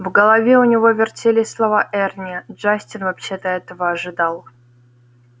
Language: Russian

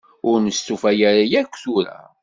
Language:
Kabyle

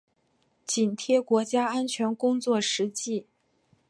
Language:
Chinese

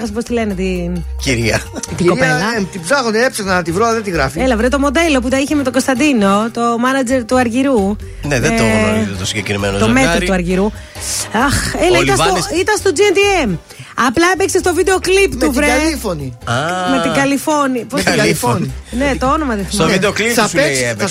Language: Greek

